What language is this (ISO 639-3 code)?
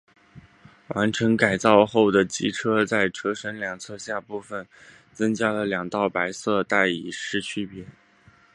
zho